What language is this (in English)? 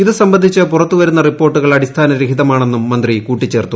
Malayalam